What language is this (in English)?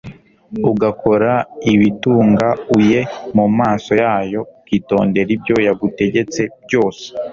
Kinyarwanda